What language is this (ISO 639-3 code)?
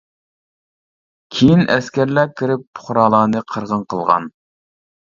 uig